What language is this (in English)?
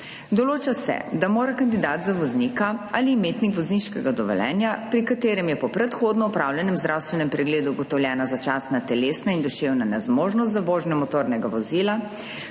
Slovenian